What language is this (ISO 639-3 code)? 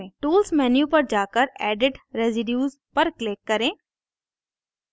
hin